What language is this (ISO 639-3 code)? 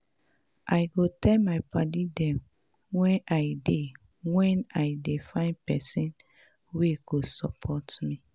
pcm